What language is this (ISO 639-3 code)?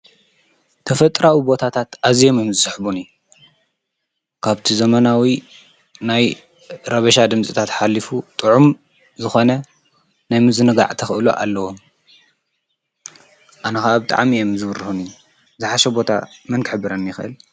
tir